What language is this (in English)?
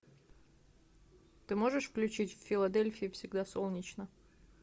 Russian